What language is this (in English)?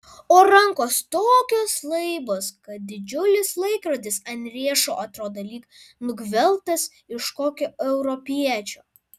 Lithuanian